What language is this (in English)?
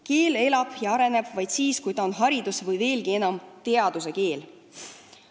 Estonian